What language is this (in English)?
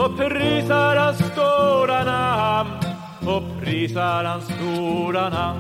Swedish